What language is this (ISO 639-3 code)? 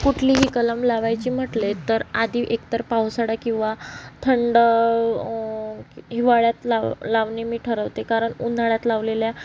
mar